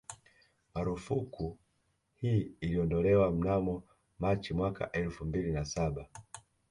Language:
Swahili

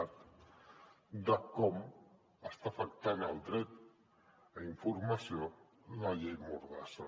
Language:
Catalan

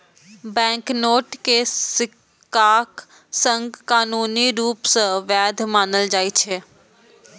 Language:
Maithili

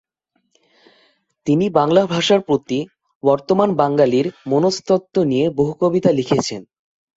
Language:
Bangla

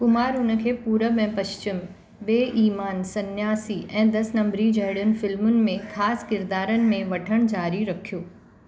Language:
Sindhi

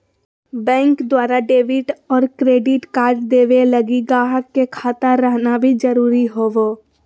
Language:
Magahi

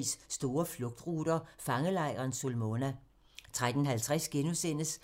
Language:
Danish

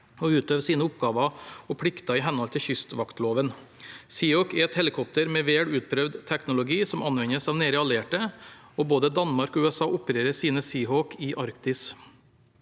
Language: Norwegian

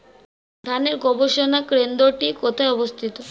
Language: Bangla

